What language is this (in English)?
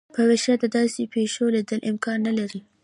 Pashto